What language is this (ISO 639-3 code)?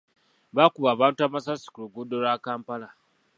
lug